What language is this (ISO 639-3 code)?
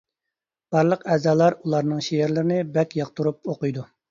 uig